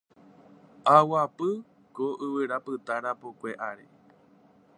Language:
Guarani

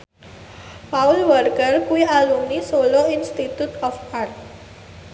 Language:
Javanese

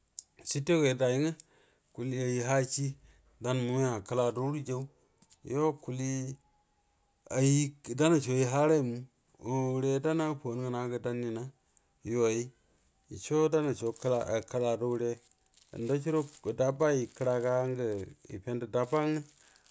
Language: Buduma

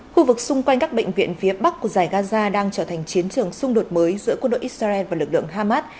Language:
Vietnamese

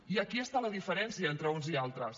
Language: Catalan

